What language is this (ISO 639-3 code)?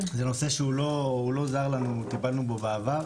heb